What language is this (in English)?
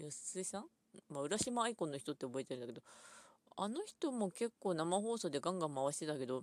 Japanese